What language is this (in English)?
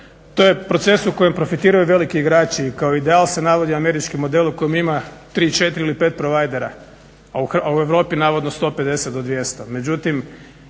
Croatian